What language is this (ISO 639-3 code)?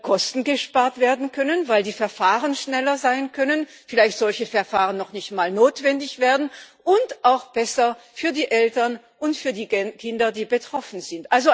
deu